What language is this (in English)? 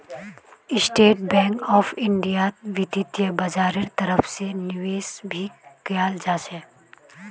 Magahi